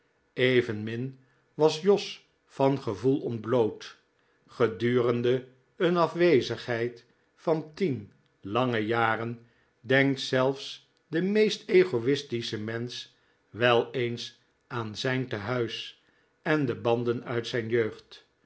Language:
Dutch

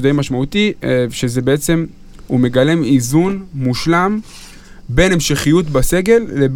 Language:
Hebrew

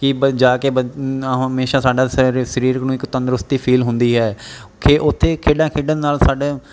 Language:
Punjabi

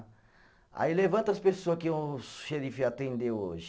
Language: Portuguese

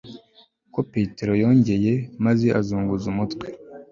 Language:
Kinyarwanda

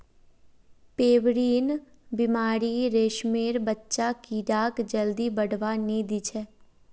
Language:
Magahi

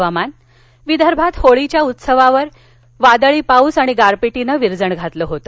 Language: Marathi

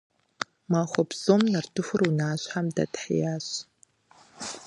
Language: Kabardian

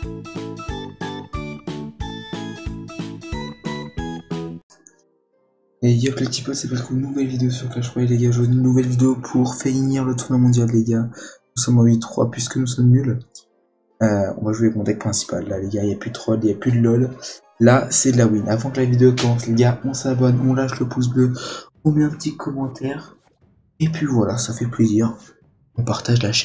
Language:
French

